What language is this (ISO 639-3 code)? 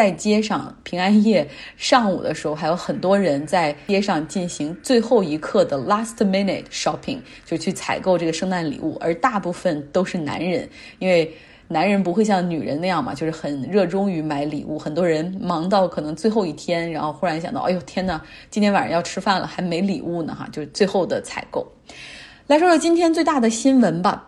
zho